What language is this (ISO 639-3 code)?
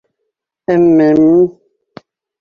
bak